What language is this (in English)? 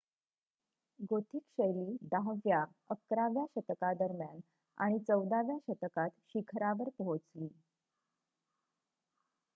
Marathi